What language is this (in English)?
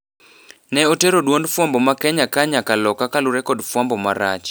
Luo (Kenya and Tanzania)